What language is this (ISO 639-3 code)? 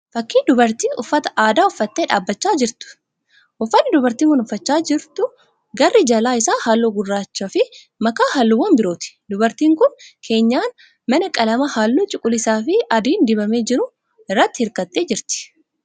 orm